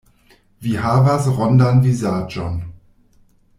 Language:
Esperanto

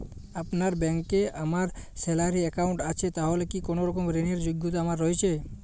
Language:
Bangla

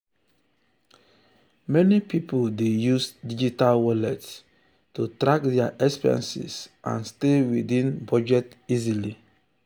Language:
Nigerian Pidgin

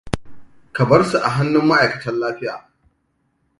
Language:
Hausa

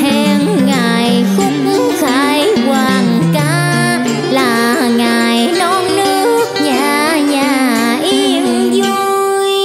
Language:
Vietnamese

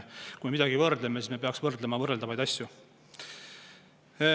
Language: Estonian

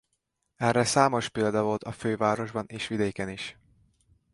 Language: Hungarian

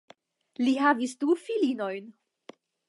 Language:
Esperanto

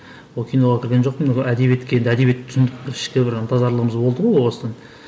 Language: Kazakh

